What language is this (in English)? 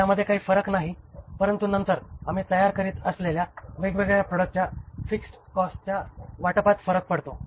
Marathi